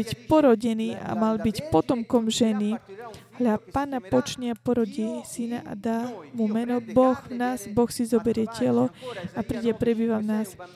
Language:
Slovak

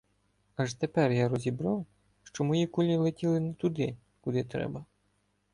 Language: Ukrainian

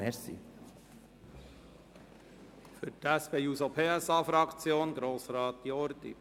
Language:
Swiss German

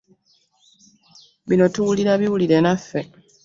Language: Ganda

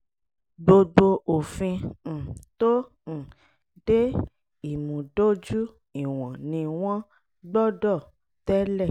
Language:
Yoruba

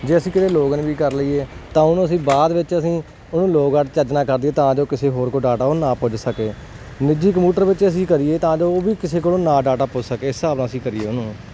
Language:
Punjabi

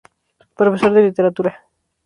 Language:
Spanish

